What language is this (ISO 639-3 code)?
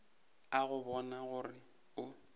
nso